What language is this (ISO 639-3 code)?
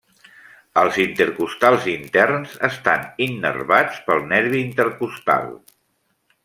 cat